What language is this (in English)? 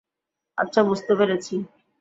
Bangla